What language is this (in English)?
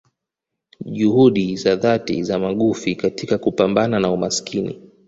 Swahili